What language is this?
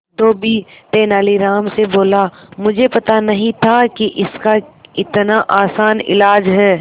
Hindi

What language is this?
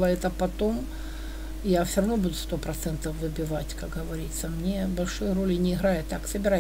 Russian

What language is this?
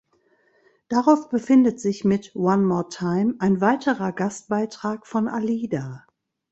German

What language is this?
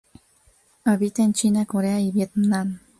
Spanish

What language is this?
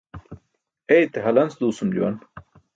Burushaski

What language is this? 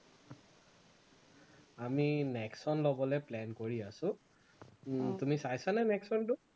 Assamese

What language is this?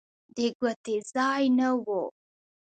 Pashto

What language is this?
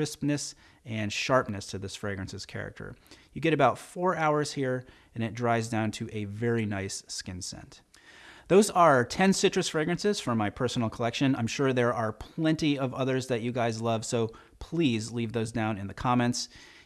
English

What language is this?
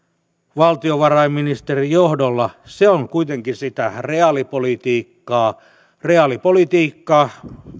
Finnish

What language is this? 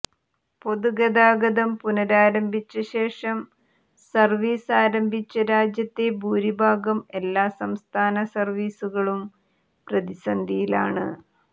Malayalam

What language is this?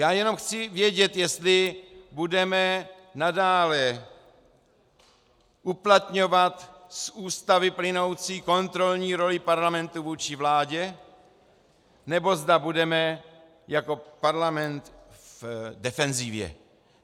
Czech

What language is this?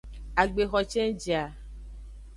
Aja (Benin)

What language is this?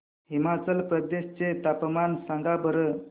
Marathi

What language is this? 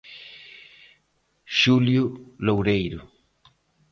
Galician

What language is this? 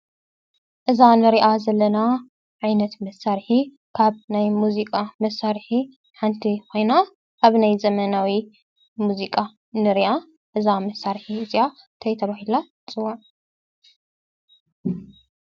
Tigrinya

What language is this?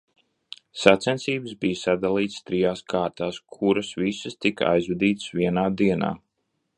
Latvian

